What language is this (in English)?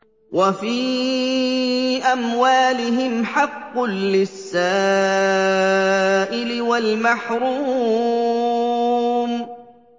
Arabic